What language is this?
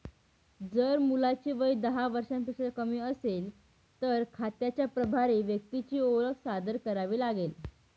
Marathi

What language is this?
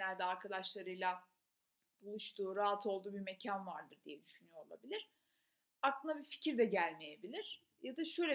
Turkish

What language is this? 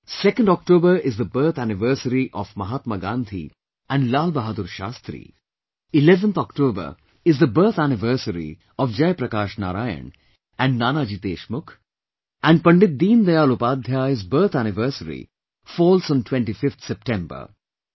English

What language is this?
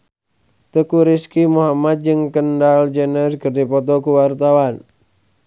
Sundanese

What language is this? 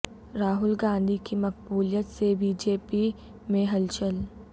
Urdu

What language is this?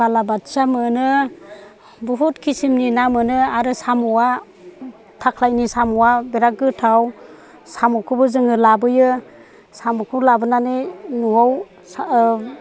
Bodo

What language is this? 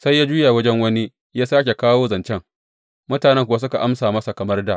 Hausa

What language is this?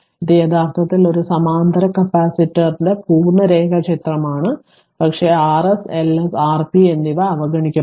Malayalam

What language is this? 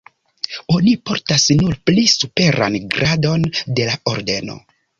Esperanto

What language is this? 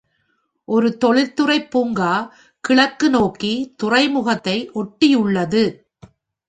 Tamil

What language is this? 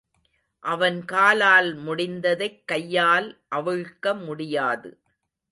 Tamil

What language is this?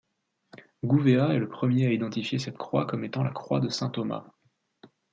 French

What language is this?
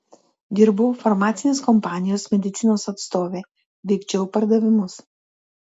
Lithuanian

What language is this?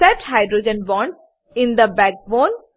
Gujarati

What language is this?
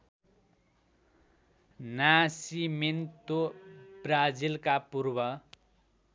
Nepali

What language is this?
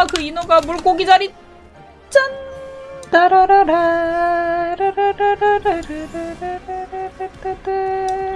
Korean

